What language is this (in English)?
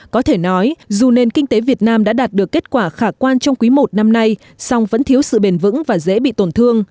Vietnamese